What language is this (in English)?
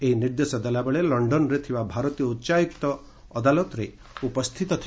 Odia